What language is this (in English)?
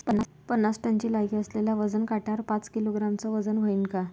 Marathi